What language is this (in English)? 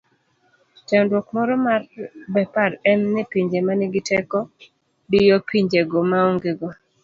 Luo (Kenya and Tanzania)